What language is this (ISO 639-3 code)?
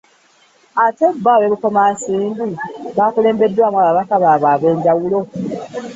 lug